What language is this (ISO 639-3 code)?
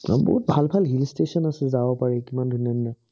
asm